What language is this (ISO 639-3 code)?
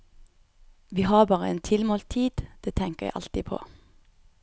nor